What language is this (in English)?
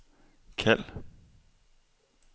Danish